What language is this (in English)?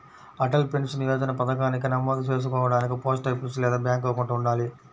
Telugu